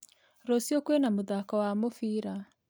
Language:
Kikuyu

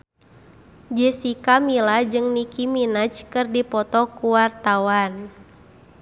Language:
Sundanese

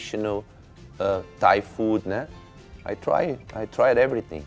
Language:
Thai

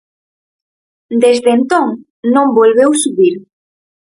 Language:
Galician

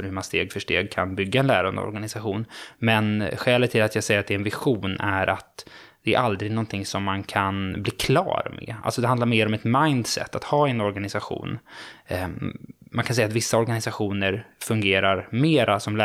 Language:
Swedish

